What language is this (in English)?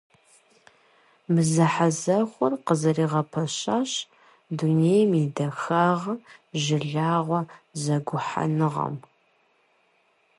Kabardian